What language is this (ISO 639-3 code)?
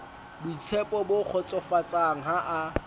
sot